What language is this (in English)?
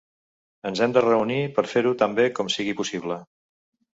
Catalan